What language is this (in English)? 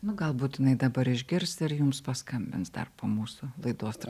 Lithuanian